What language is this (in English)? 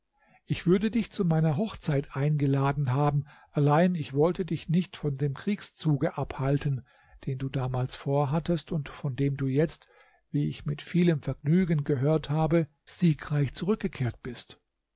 German